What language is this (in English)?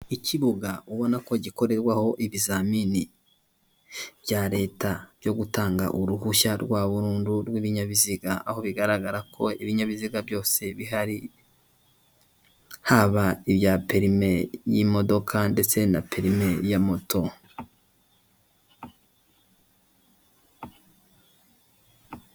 Kinyarwanda